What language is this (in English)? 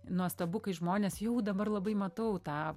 Lithuanian